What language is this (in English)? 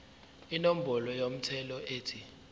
Zulu